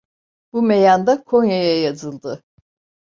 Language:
Turkish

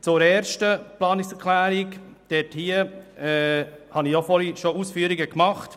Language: Swiss German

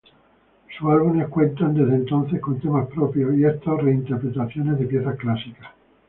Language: Spanish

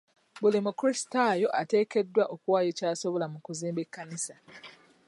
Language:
Ganda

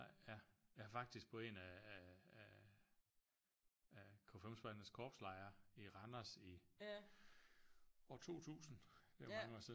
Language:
Danish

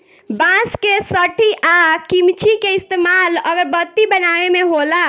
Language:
Bhojpuri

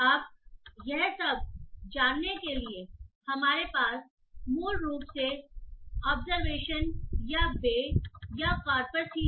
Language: Hindi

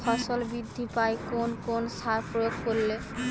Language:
Bangla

